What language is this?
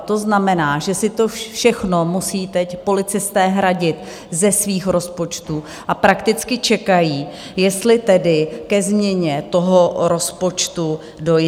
Czech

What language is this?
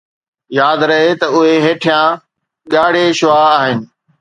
Sindhi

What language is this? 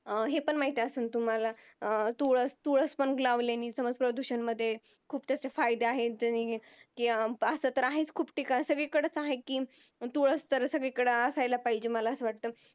Marathi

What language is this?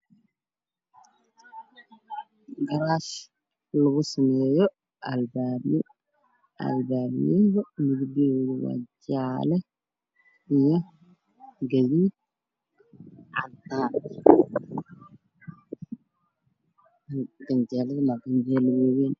Somali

